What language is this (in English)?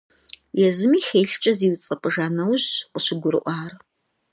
Kabardian